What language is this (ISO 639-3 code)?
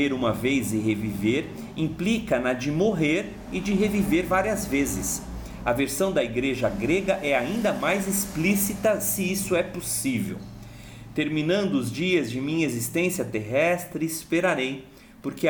por